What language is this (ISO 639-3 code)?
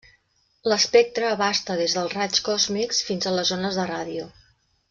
cat